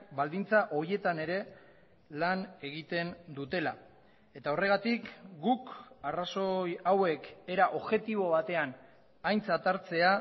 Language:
Basque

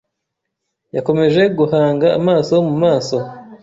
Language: Kinyarwanda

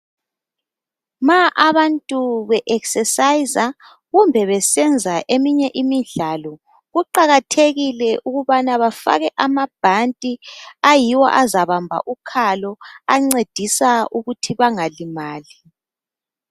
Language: North Ndebele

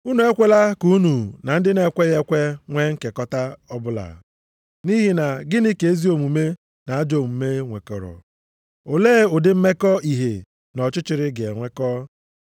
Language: Igbo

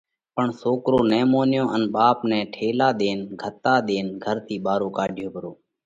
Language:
Parkari Koli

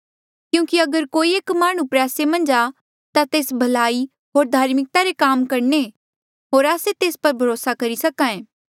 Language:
Mandeali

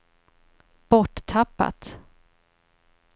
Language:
Swedish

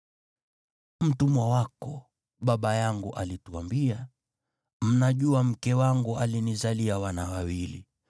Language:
Swahili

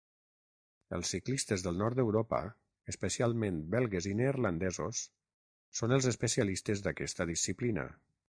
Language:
Catalan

